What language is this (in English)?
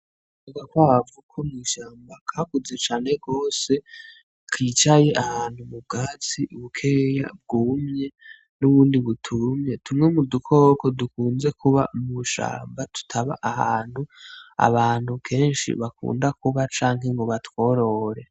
Rundi